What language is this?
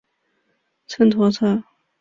Chinese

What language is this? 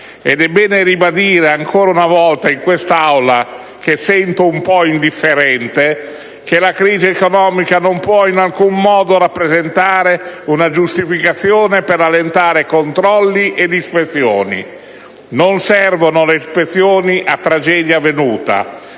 Italian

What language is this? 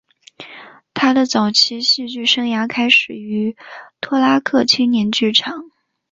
Chinese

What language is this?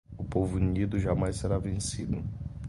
Portuguese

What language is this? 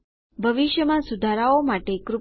Gujarati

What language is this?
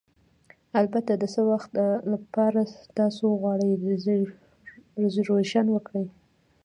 Pashto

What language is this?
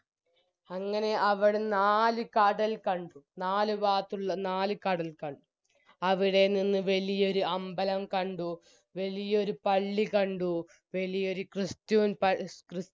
Malayalam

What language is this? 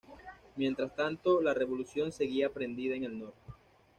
Spanish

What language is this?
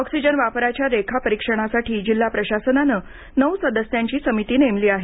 Marathi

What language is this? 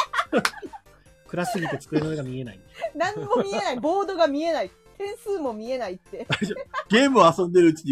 Japanese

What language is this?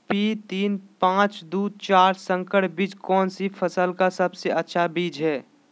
Magahi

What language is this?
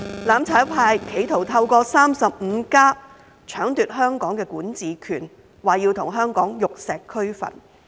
Cantonese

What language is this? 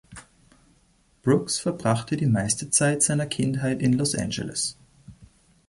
German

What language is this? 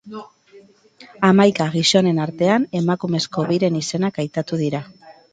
Basque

